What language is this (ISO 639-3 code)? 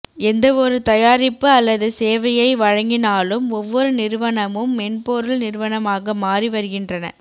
tam